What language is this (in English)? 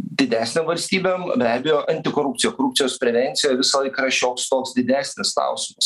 Lithuanian